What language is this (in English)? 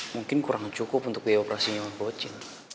Indonesian